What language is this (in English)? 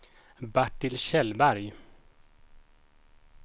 Swedish